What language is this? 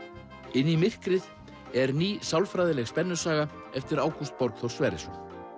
Icelandic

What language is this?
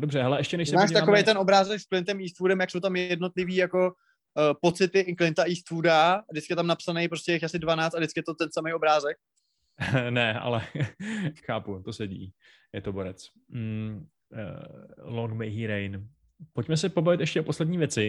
Czech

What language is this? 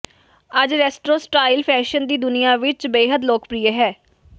Punjabi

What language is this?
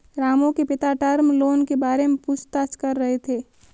Hindi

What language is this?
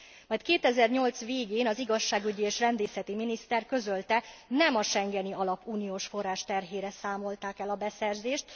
Hungarian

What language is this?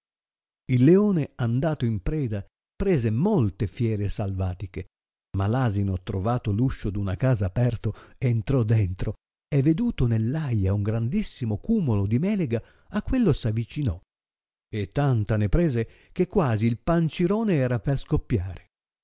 Italian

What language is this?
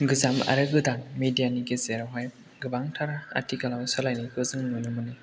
Bodo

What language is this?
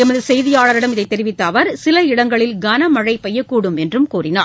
Tamil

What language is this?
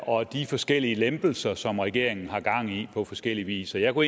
Danish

